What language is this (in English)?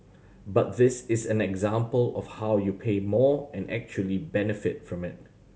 English